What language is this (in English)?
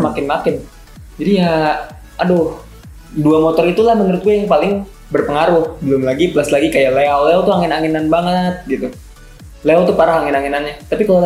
Indonesian